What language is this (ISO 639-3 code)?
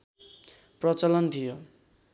nep